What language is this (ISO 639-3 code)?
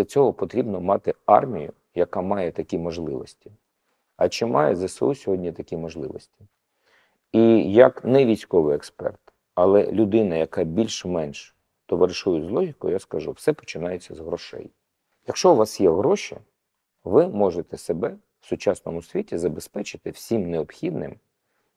ukr